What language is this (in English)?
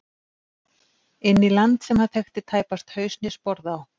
Icelandic